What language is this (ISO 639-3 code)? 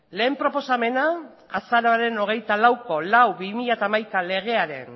eus